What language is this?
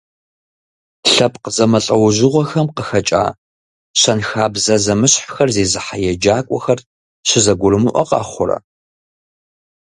Kabardian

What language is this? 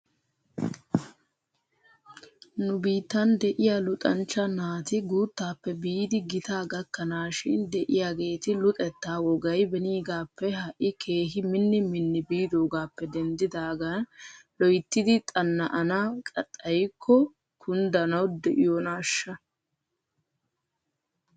Wolaytta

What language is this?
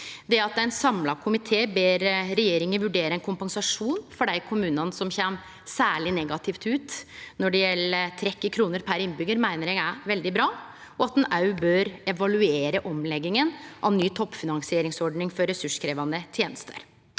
Norwegian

